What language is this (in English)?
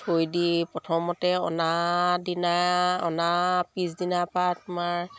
Assamese